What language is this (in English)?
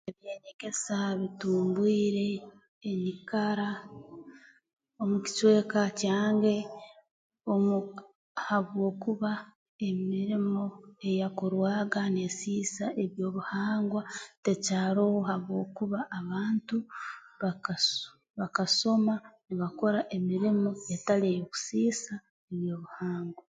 Tooro